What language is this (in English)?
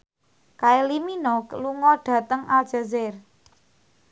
Javanese